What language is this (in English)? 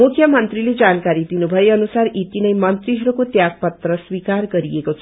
Nepali